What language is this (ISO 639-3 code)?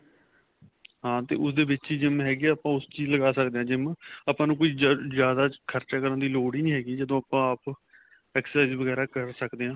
pan